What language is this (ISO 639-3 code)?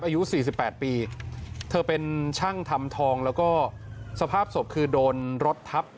tha